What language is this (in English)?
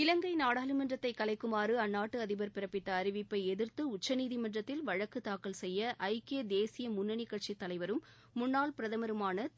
Tamil